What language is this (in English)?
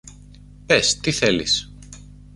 Greek